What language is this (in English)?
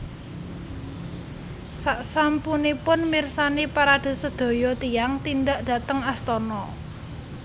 Javanese